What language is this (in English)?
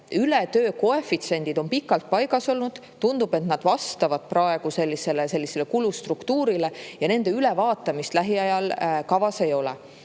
Estonian